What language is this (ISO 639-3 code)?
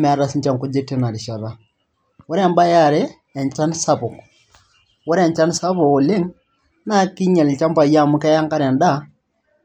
mas